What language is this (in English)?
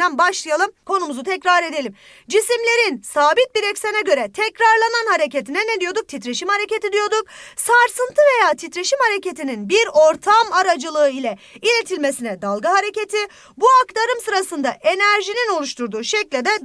Turkish